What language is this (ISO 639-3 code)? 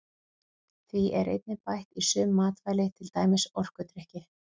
isl